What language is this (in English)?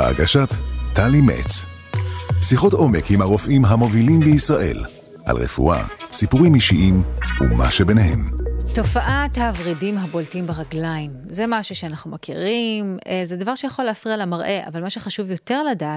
Hebrew